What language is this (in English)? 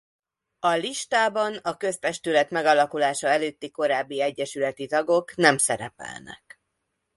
Hungarian